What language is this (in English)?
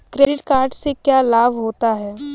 Hindi